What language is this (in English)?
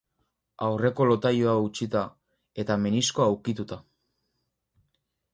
Basque